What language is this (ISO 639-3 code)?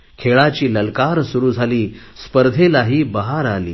mar